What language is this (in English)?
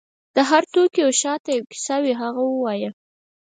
Pashto